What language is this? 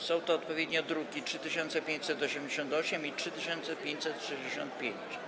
Polish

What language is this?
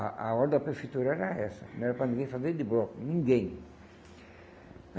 Portuguese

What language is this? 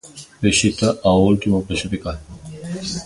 Galician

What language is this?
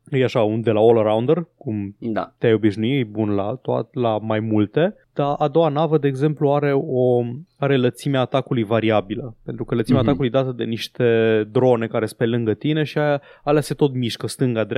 Romanian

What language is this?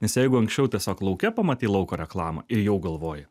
Lithuanian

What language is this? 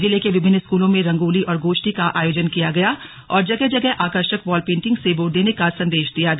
Hindi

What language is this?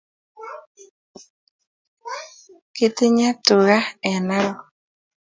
Kalenjin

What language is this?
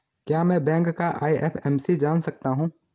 Hindi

